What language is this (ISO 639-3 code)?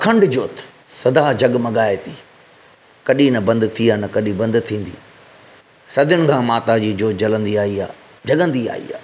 snd